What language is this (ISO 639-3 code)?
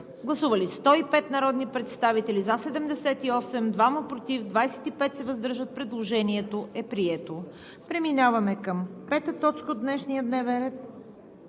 bul